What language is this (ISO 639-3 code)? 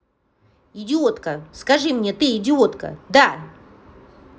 rus